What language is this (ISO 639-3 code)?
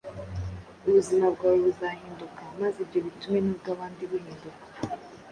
kin